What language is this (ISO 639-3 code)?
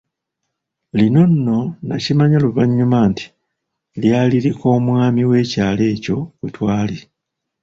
lug